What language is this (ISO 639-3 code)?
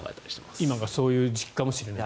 jpn